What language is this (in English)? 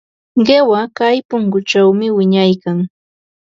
Ambo-Pasco Quechua